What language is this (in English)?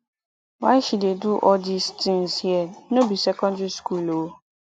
Nigerian Pidgin